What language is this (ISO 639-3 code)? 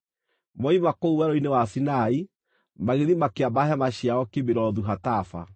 kik